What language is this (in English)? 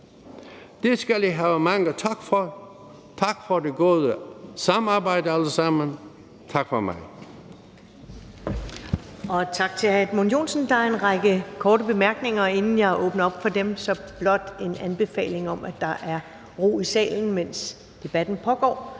Danish